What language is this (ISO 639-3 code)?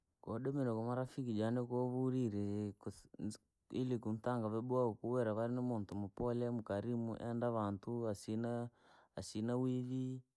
lag